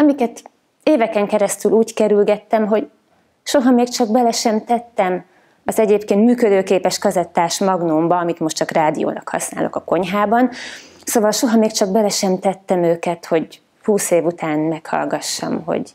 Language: Hungarian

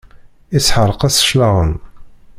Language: Kabyle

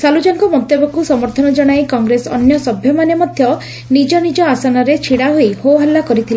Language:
Odia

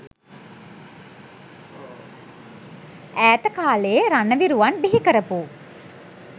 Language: Sinhala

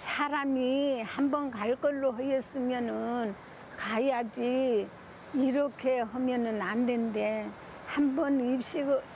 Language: Korean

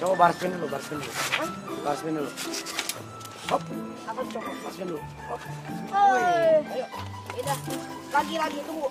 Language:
Indonesian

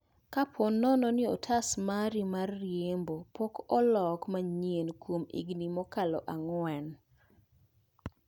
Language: Luo (Kenya and Tanzania)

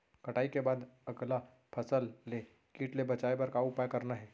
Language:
Chhattisgarhi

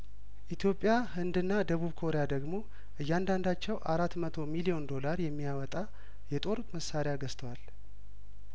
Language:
Amharic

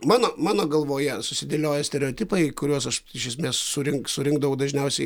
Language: Lithuanian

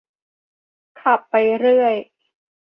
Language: Thai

